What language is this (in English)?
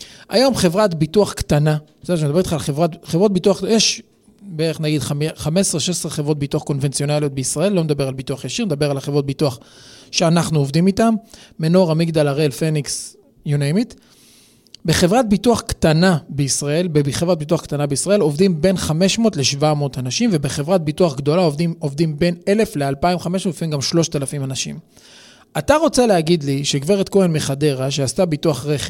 Hebrew